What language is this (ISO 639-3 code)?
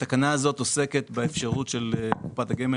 heb